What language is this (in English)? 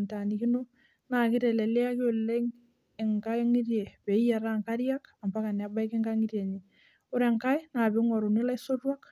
Masai